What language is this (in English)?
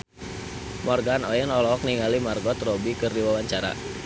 Sundanese